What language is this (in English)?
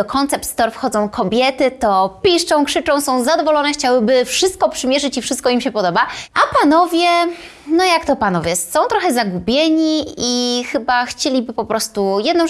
Polish